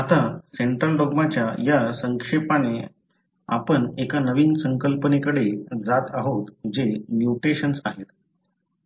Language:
Marathi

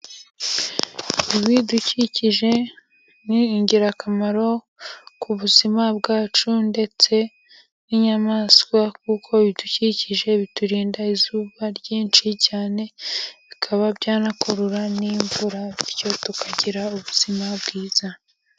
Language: Kinyarwanda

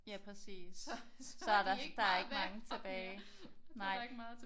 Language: Danish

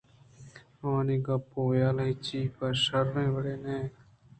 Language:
Eastern Balochi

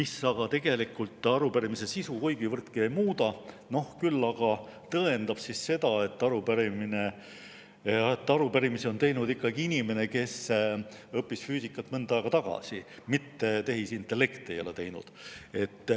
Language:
Estonian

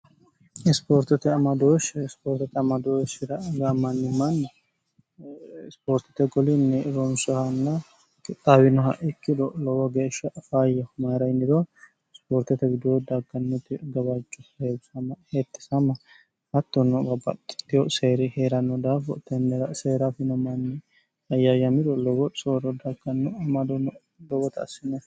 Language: Sidamo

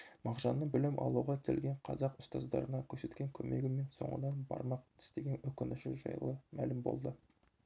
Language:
Kazakh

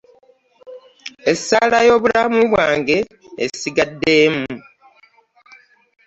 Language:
Ganda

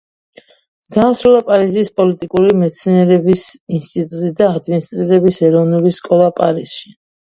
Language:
Georgian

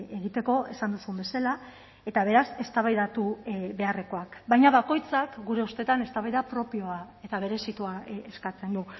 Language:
Basque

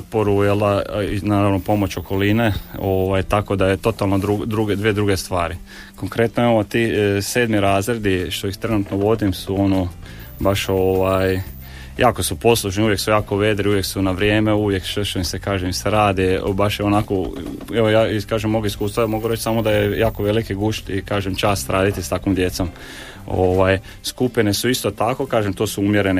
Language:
Croatian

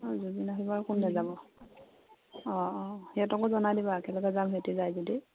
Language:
Assamese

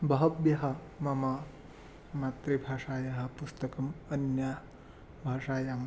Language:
Sanskrit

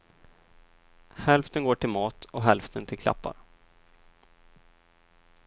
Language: Swedish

